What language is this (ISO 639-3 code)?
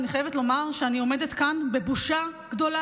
heb